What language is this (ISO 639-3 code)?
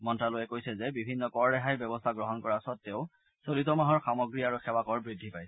asm